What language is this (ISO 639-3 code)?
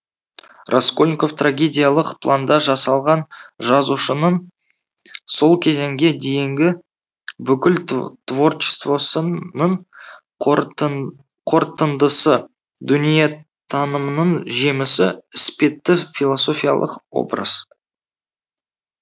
kaz